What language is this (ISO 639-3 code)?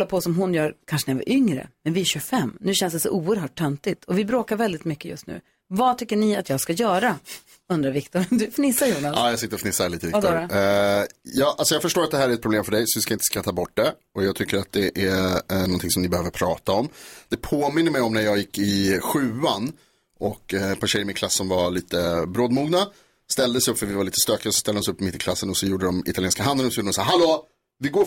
swe